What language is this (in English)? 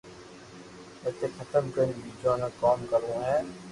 Loarki